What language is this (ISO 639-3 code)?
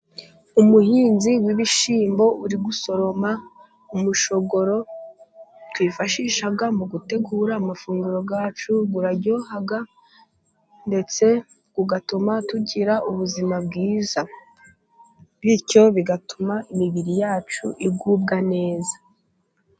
kin